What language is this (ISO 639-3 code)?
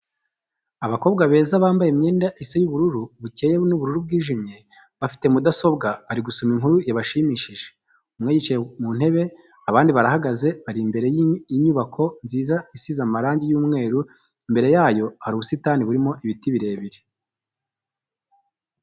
kin